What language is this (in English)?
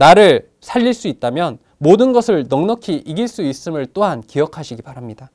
Korean